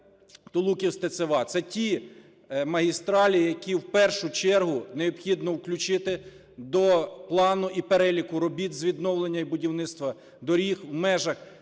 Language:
Ukrainian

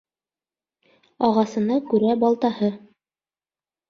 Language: Bashkir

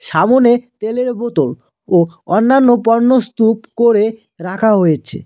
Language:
Bangla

